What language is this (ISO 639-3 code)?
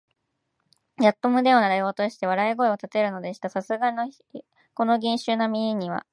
jpn